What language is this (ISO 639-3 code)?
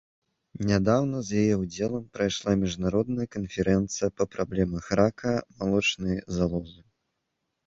bel